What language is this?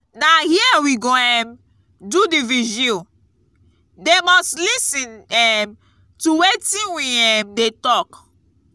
Nigerian Pidgin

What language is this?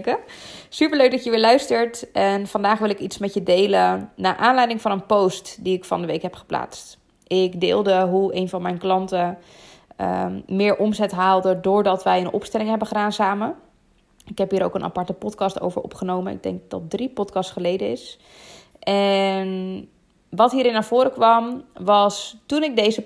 Dutch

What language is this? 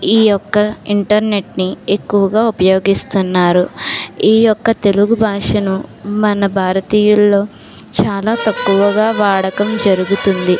Telugu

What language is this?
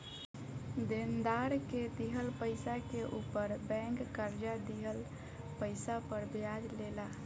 Bhojpuri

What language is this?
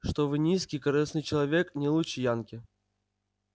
Russian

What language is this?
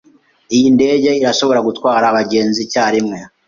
Kinyarwanda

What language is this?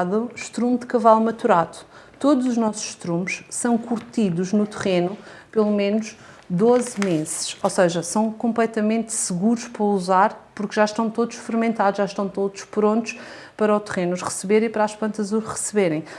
Portuguese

